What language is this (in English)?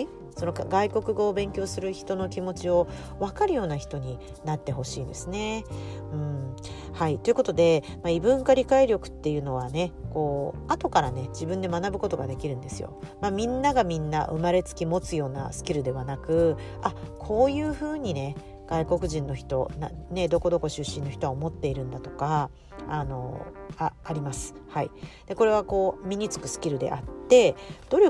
Japanese